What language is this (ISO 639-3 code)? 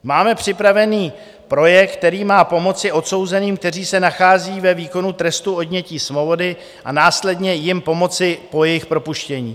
ces